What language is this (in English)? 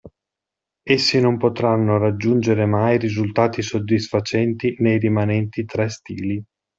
Italian